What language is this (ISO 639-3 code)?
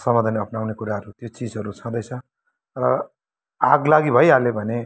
nep